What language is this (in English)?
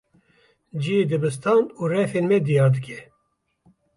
Kurdish